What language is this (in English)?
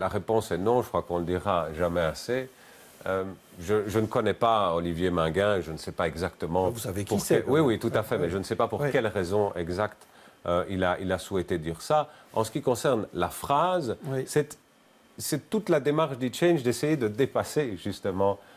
French